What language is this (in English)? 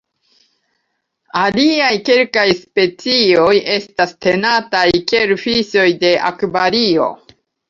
Esperanto